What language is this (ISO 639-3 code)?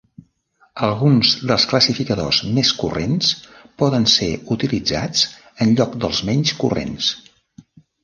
cat